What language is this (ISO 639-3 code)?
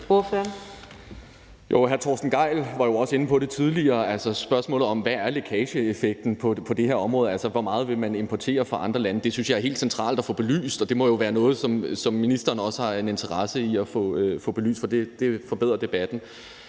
dan